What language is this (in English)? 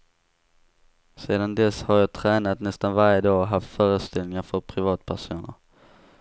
Swedish